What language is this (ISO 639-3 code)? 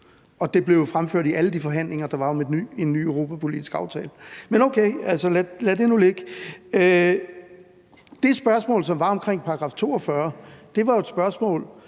dan